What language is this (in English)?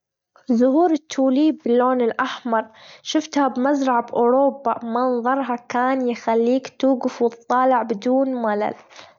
Gulf Arabic